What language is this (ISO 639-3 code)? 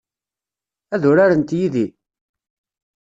kab